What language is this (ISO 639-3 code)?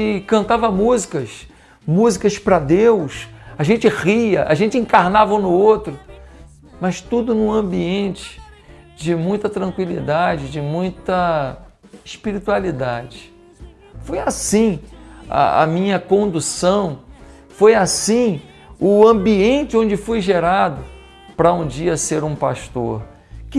por